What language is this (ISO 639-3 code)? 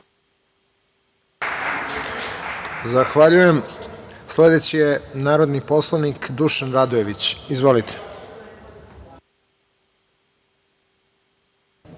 srp